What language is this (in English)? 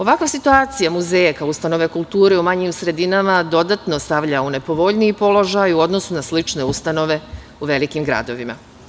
Serbian